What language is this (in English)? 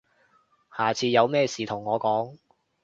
Cantonese